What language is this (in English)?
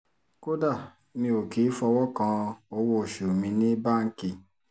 Yoruba